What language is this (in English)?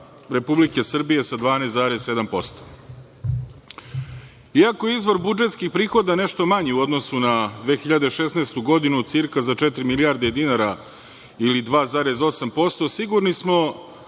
Serbian